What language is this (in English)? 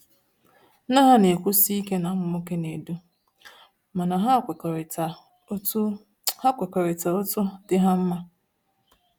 Igbo